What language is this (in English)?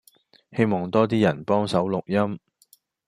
Cantonese